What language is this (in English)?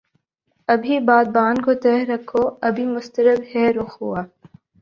Urdu